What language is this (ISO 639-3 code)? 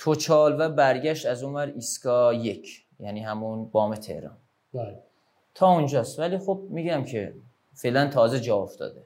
fas